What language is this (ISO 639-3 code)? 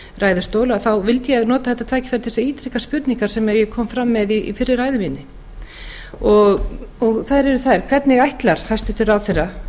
isl